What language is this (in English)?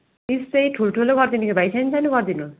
Nepali